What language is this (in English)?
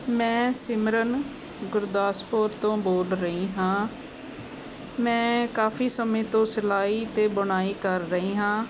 Punjabi